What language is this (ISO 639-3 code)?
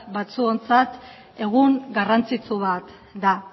eus